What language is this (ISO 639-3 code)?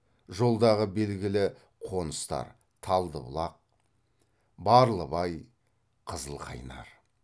kaz